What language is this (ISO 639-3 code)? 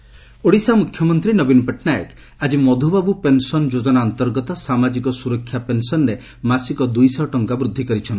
ori